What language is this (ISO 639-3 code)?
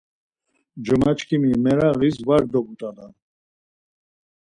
lzz